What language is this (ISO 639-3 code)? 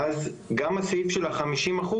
heb